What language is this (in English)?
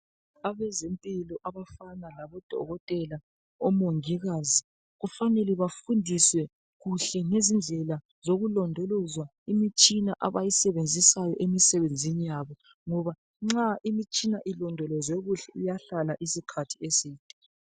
North Ndebele